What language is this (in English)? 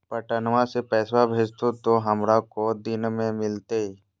Magahi